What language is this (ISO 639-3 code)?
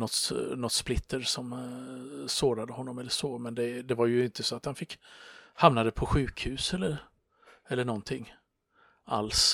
swe